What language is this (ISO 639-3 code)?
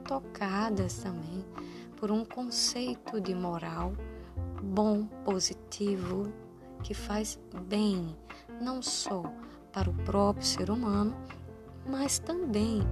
por